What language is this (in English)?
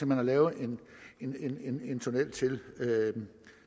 Danish